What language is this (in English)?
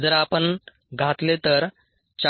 Marathi